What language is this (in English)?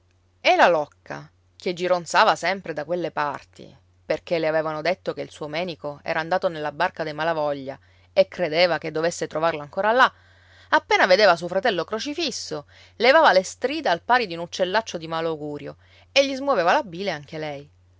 Italian